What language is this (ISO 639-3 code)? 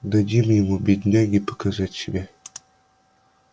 rus